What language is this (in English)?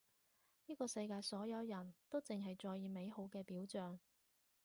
Cantonese